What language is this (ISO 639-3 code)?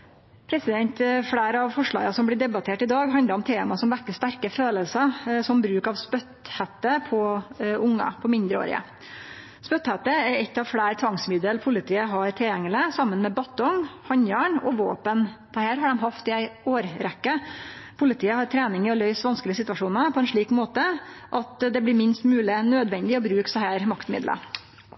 nno